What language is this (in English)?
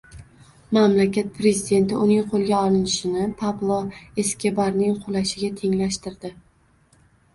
Uzbek